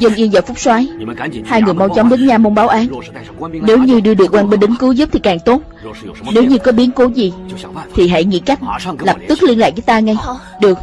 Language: Vietnamese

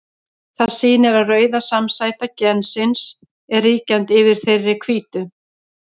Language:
Icelandic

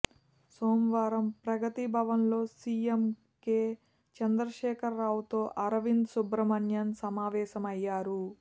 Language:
Telugu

